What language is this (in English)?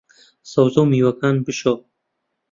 Central Kurdish